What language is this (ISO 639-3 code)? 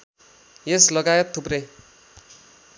nep